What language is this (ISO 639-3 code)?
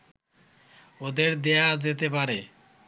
ben